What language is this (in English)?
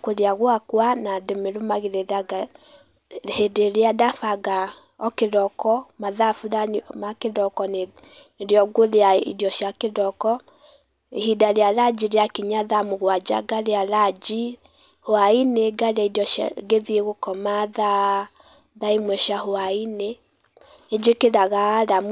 Kikuyu